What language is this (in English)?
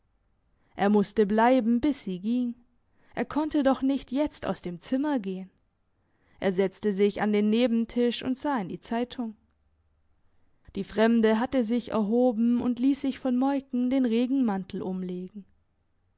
German